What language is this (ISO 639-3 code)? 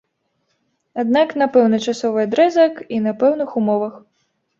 bel